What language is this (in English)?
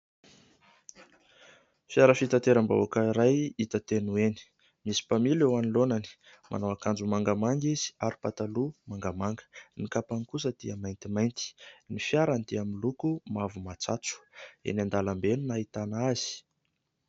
Malagasy